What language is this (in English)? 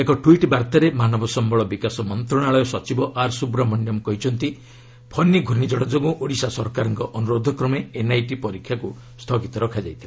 Odia